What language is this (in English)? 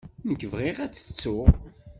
Kabyle